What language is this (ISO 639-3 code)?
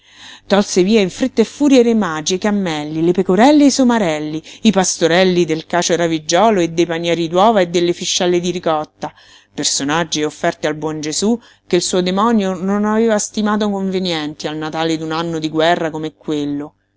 ita